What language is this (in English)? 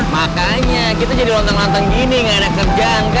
Indonesian